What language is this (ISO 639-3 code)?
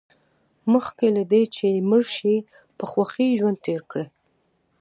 pus